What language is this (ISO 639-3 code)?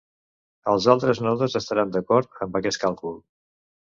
cat